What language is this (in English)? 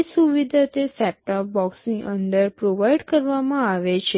Gujarati